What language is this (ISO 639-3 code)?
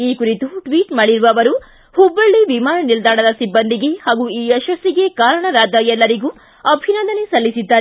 kan